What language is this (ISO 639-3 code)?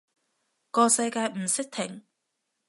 yue